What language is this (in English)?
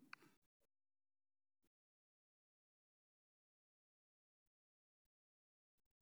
Somali